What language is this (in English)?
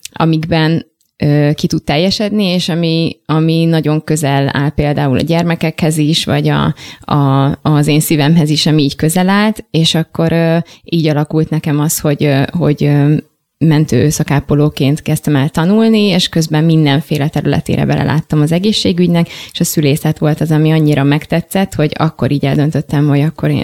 Hungarian